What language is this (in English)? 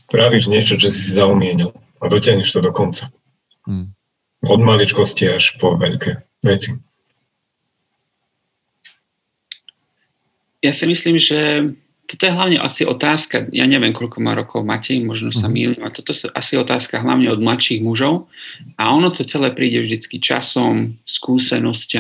Slovak